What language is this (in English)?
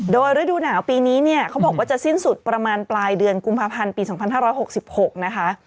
Thai